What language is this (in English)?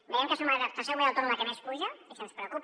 Catalan